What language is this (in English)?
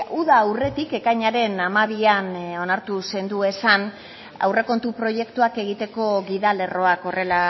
Basque